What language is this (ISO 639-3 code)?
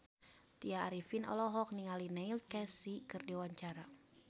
sun